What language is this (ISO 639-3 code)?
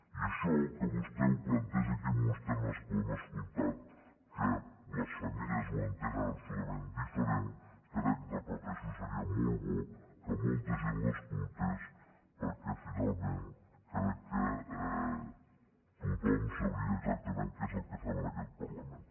cat